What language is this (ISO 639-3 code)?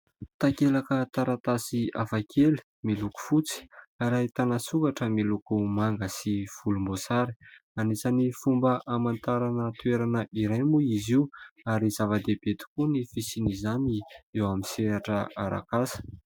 mlg